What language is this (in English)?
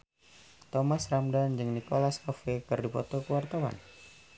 Sundanese